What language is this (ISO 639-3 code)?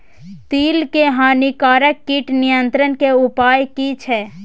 mai